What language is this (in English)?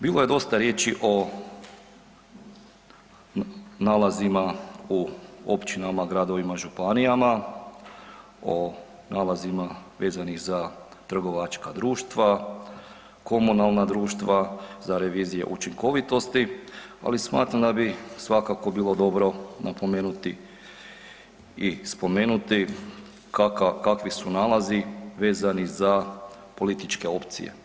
Croatian